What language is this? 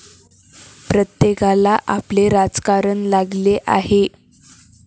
Marathi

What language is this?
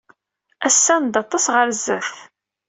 Kabyle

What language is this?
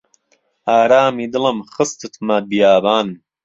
Central Kurdish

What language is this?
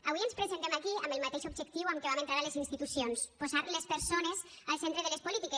Catalan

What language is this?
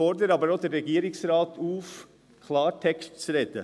Swiss German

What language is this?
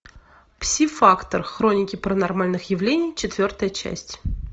Russian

